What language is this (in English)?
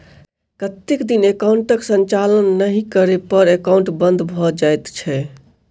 Maithili